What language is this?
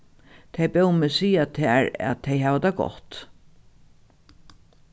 Faroese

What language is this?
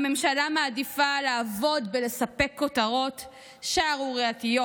Hebrew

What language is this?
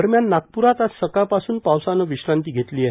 Marathi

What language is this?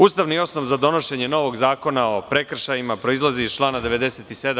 Serbian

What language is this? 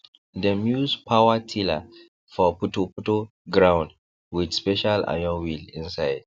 Nigerian Pidgin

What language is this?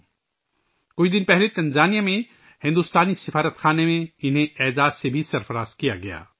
Urdu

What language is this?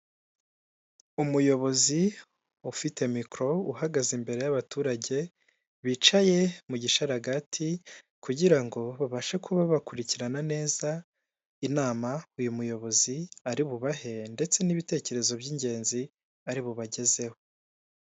Kinyarwanda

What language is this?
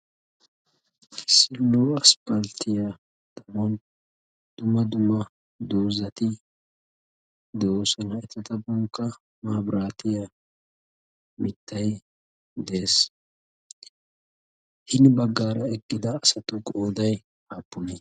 Wolaytta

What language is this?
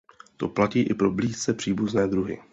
Czech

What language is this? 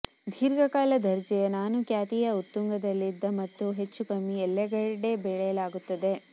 Kannada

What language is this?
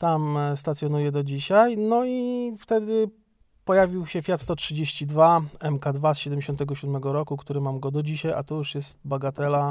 Polish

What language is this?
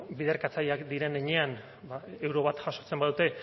Basque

